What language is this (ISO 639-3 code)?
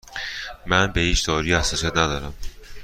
fas